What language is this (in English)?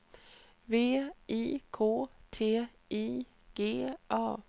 Swedish